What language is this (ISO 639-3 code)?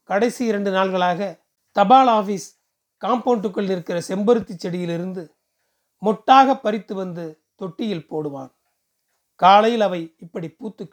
tam